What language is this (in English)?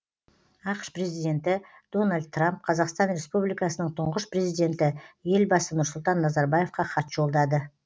Kazakh